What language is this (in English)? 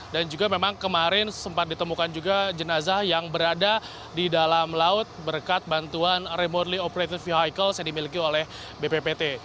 Indonesian